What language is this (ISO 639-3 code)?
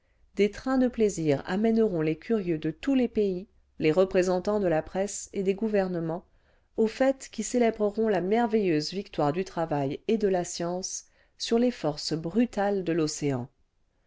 fra